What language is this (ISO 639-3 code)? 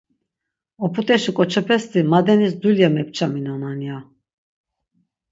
lzz